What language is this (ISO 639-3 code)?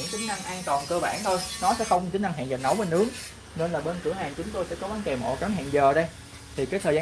vie